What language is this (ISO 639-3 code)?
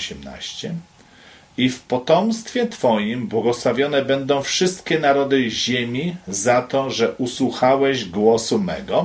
pol